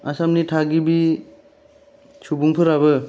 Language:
Bodo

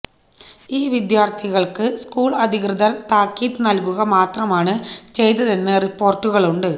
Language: Malayalam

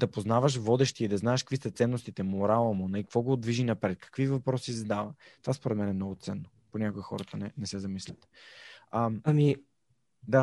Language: Bulgarian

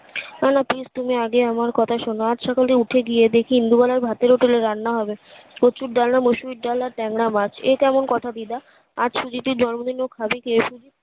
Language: Bangla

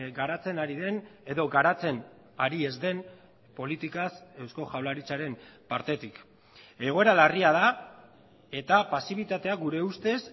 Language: Basque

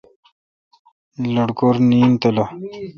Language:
Kalkoti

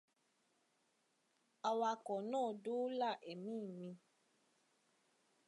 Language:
Yoruba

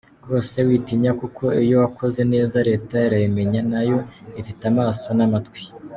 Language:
Kinyarwanda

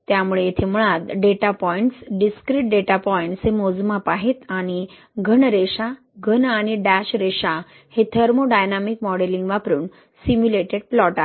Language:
Marathi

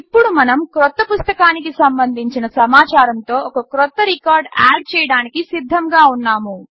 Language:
Telugu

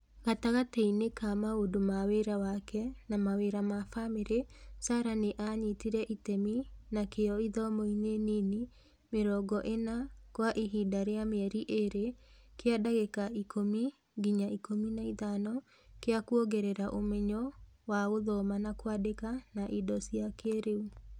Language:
Kikuyu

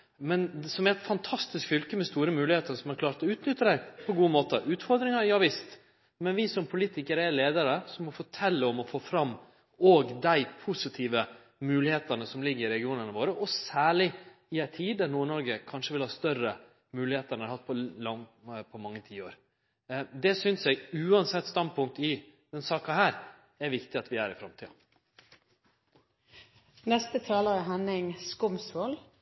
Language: Norwegian Nynorsk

